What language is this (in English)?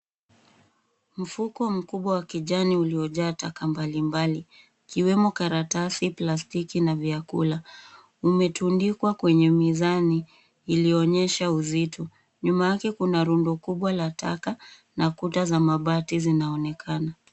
Swahili